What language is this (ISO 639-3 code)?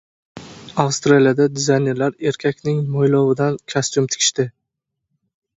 uzb